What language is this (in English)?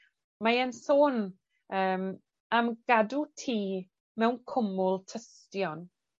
Welsh